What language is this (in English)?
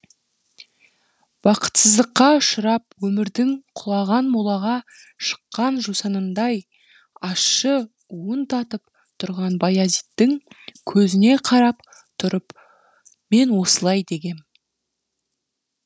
Kazakh